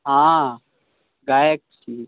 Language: Maithili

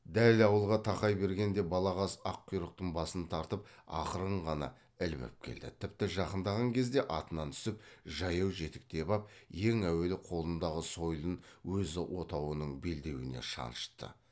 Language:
Kazakh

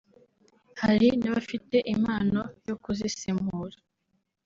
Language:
Kinyarwanda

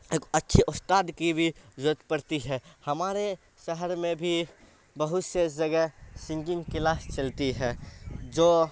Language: Urdu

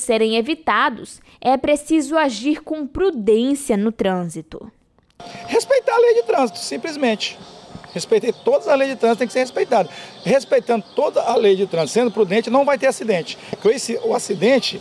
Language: Portuguese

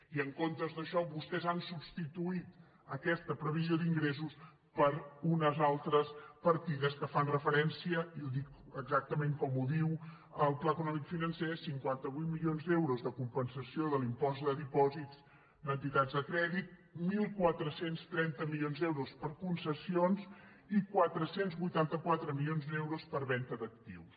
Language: Catalan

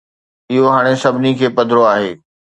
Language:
Sindhi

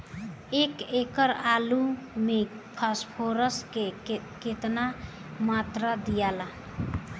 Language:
Bhojpuri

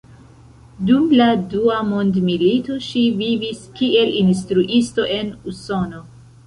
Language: Esperanto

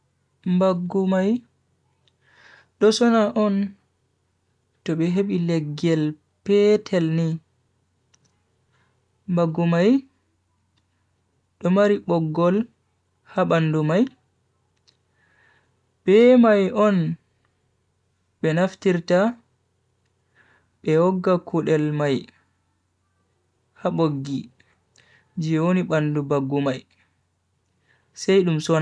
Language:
Bagirmi Fulfulde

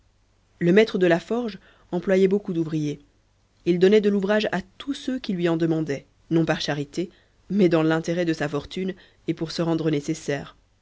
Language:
French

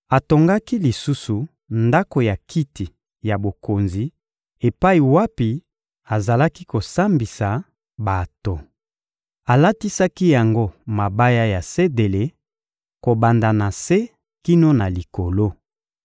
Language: Lingala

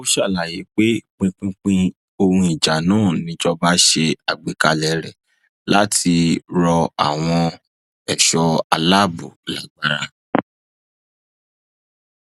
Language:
Yoruba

